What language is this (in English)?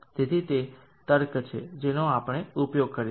Gujarati